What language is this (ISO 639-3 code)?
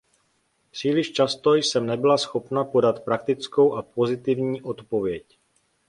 ces